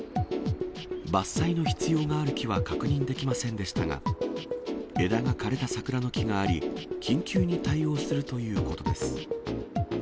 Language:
Japanese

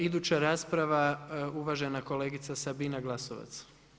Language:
Croatian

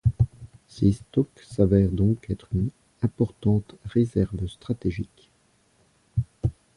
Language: French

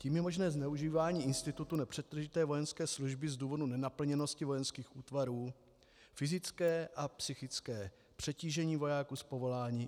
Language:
Czech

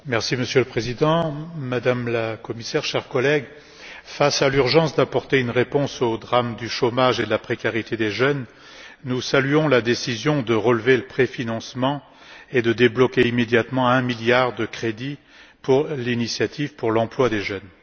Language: French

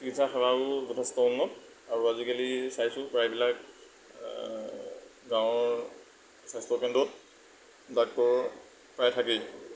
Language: Assamese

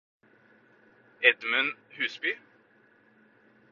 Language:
Norwegian Bokmål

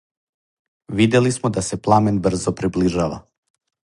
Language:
Serbian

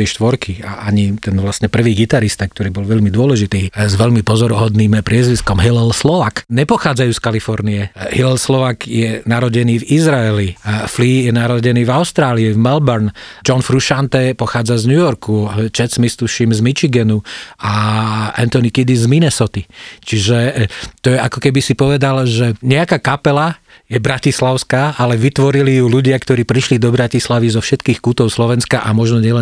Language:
Slovak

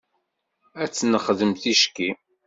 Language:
Kabyle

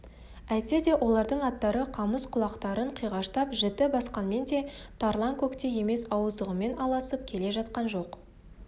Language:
Kazakh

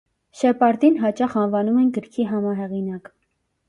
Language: Armenian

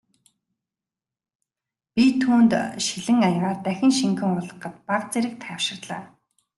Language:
Mongolian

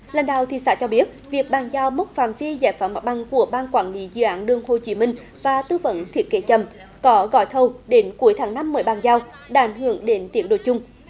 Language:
Vietnamese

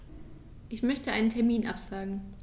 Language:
German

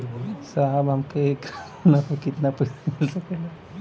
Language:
Bhojpuri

